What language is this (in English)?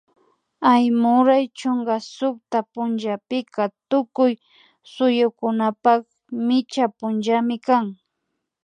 Imbabura Highland Quichua